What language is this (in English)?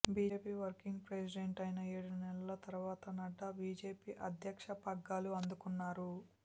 Telugu